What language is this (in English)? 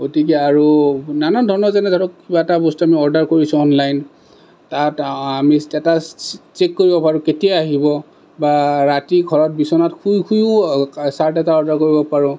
Assamese